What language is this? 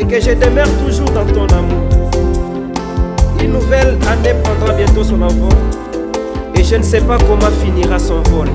French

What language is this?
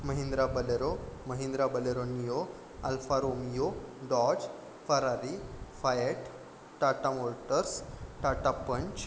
Marathi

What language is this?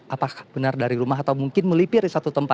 Indonesian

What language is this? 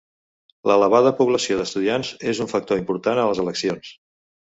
Catalan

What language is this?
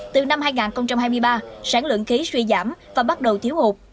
Vietnamese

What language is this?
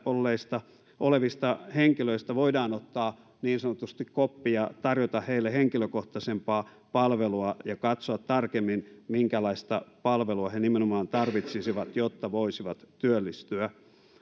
Finnish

